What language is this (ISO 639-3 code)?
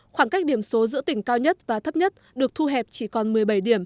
vie